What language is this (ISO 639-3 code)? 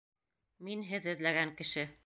bak